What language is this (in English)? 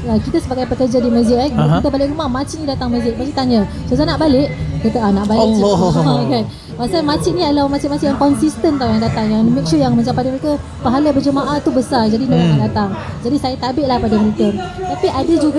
Malay